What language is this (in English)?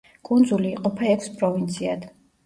Georgian